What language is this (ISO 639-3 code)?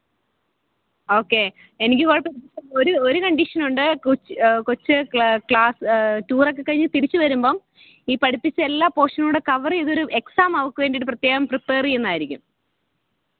mal